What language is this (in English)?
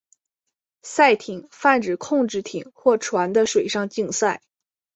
Chinese